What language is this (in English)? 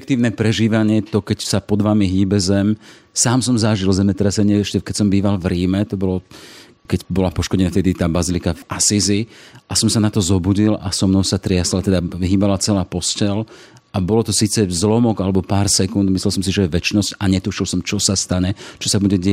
Slovak